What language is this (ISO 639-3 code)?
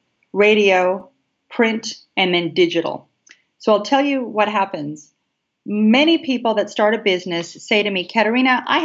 eng